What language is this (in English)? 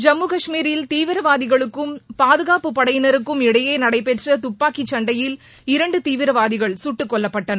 Tamil